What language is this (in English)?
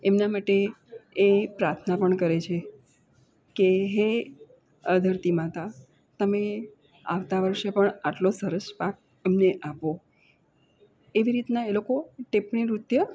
Gujarati